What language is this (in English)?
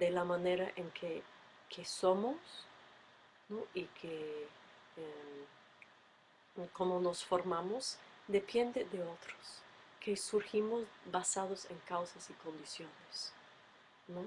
Spanish